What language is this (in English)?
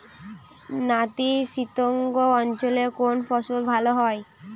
Bangla